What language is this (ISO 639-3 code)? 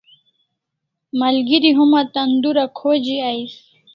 kls